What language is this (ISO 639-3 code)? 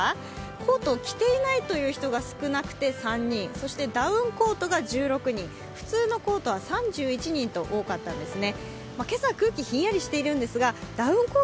jpn